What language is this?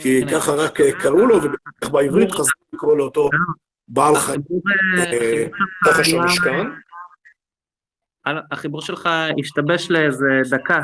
Hebrew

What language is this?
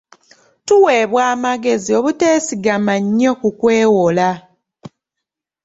Ganda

